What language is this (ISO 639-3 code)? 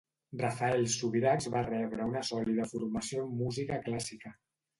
cat